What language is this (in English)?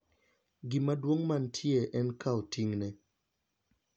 Luo (Kenya and Tanzania)